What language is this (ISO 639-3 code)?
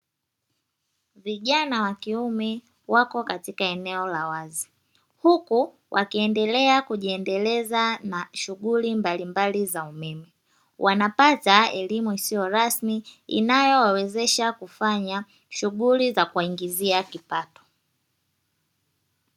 swa